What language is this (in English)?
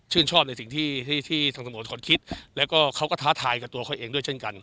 Thai